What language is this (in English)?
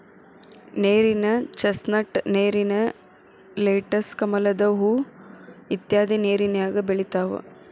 Kannada